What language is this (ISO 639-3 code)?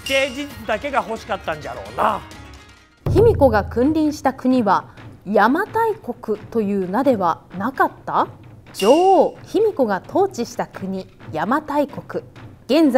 jpn